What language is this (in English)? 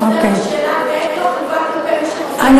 Hebrew